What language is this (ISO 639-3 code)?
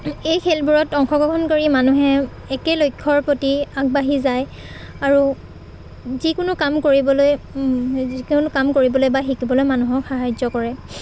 asm